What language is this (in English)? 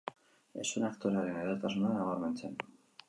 Basque